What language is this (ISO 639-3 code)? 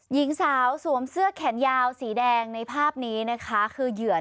tha